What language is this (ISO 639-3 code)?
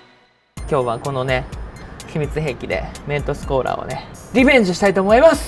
jpn